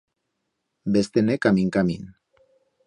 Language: Aragonese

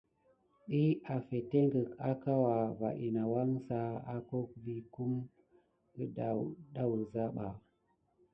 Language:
Gidar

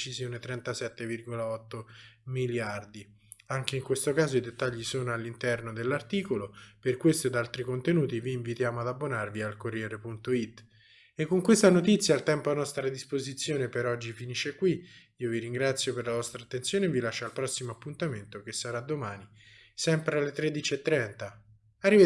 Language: Italian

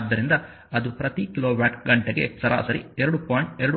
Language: Kannada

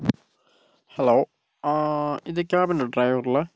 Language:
Malayalam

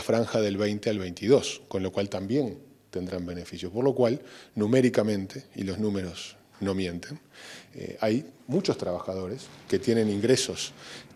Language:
Spanish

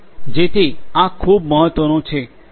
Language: Gujarati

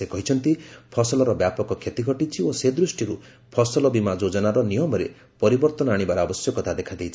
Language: Odia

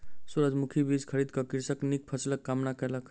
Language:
Maithili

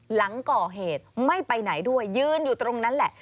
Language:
Thai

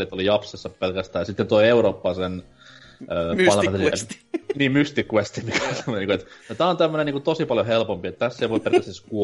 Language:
Finnish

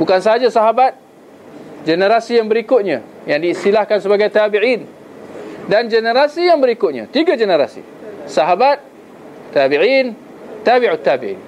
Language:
Malay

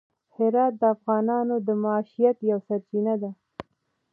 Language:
Pashto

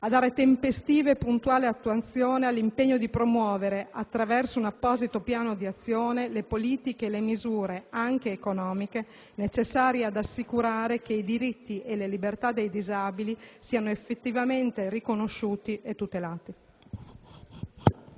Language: Italian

